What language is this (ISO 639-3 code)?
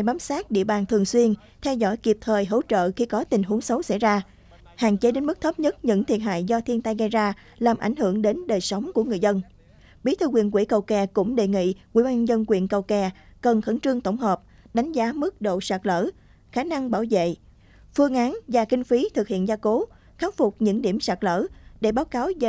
vie